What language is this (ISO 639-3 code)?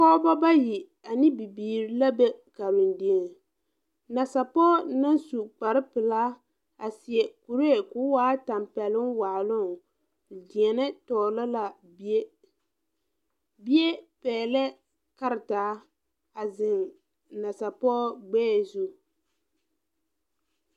dga